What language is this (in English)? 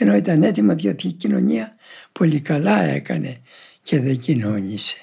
Greek